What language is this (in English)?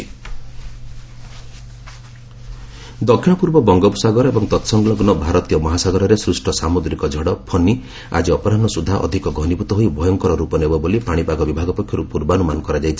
Odia